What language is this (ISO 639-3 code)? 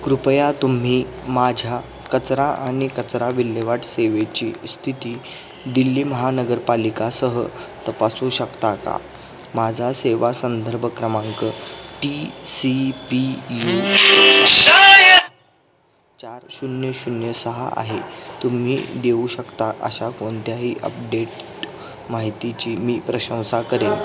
mar